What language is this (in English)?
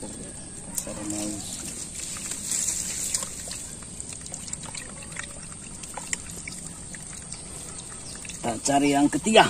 Indonesian